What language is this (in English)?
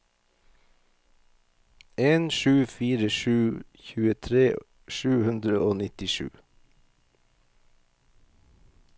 Norwegian